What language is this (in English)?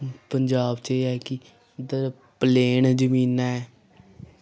Dogri